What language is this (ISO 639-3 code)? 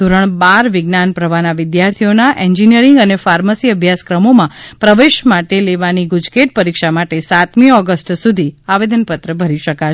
guj